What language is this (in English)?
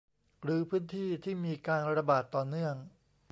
Thai